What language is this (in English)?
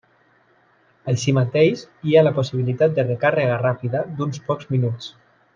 Catalan